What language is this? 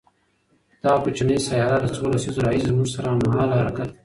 Pashto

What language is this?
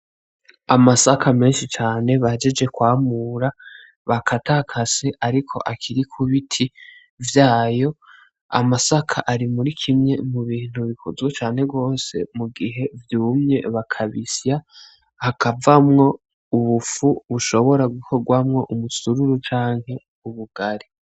Rundi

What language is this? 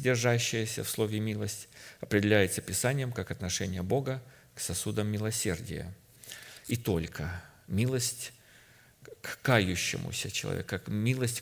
Russian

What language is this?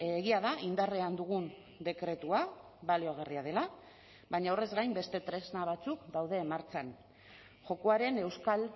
Basque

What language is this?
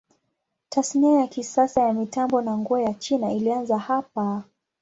Swahili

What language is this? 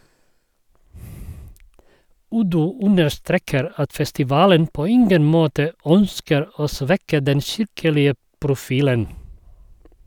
Norwegian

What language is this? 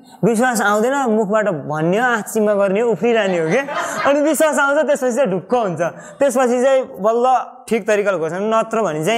Korean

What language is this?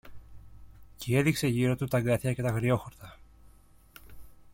Greek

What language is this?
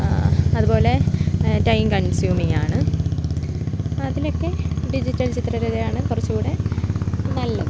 Malayalam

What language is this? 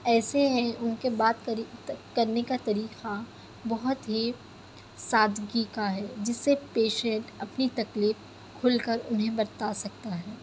Urdu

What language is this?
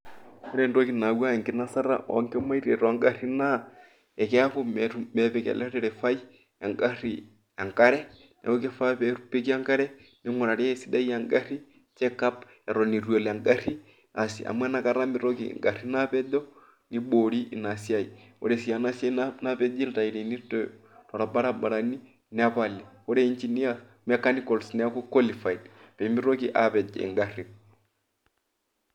Masai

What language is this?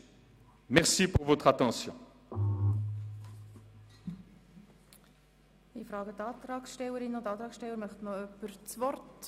Swiss German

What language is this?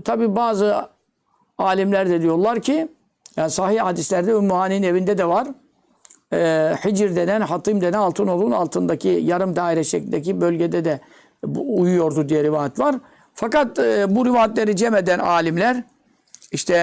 Turkish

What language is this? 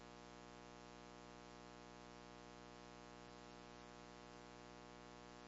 English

